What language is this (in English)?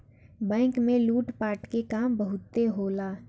Bhojpuri